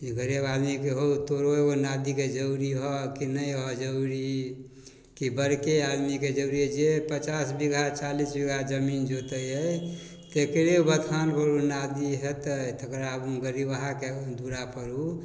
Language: Maithili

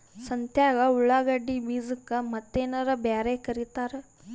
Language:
Kannada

